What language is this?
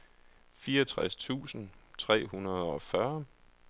Danish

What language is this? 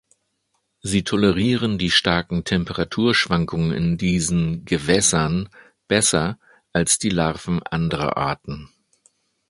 German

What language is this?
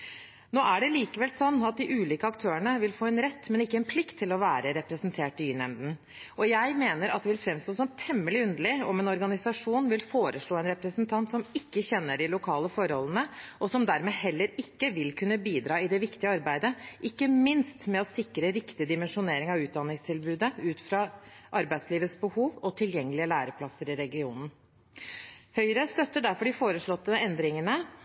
Norwegian Bokmål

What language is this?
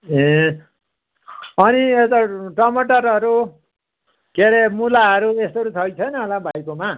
Nepali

